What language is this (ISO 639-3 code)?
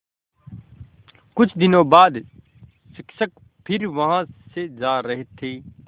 hin